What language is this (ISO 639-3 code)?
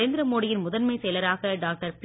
tam